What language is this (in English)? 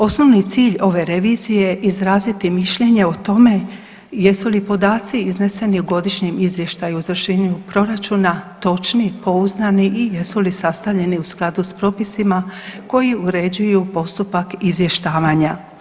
Croatian